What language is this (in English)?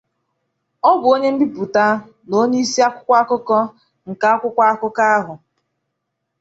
Igbo